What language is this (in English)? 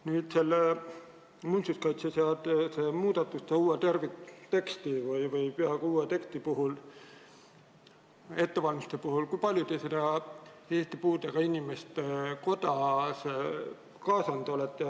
Estonian